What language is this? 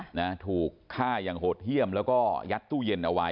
Thai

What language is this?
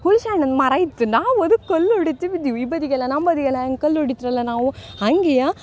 Kannada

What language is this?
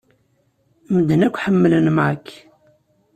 Kabyle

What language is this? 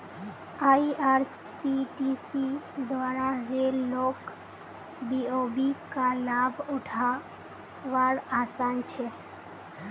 Magahi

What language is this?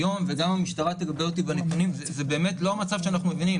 Hebrew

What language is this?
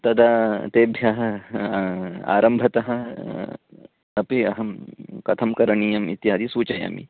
Sanskrit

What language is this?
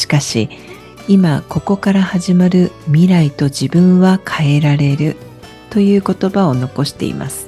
Japanese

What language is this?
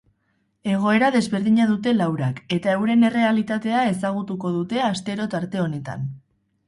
Basque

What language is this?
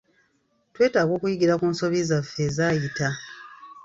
Ganda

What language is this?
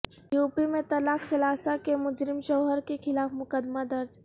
Urdu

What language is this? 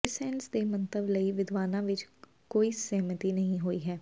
Punjabi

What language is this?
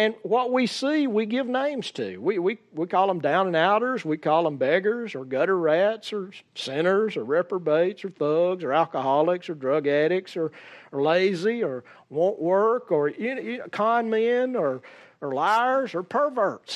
English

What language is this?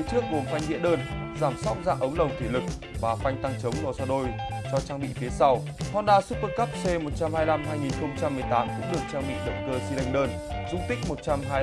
Vietnamese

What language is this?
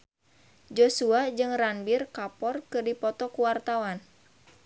Sundanese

